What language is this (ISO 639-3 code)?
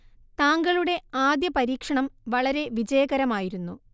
mal